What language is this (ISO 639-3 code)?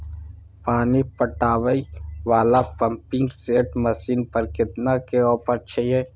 mai